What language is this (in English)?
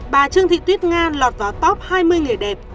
Vietnamese